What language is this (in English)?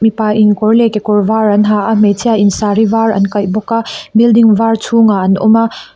Mizo